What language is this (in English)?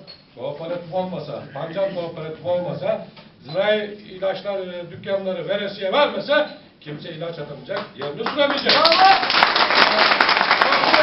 Turkish